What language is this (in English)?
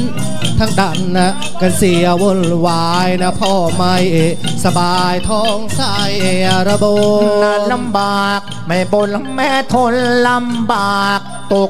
Thai